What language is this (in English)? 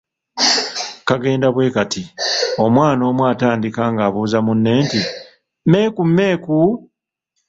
Ganda